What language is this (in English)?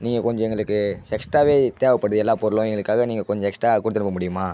Tamil